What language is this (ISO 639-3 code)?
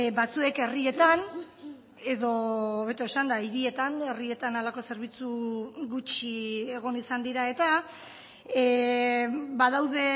eus